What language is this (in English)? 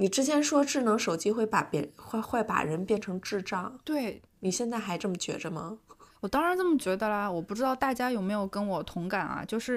Chinese